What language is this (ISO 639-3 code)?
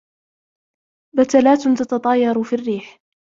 ara